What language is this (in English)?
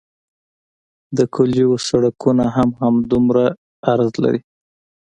Pashto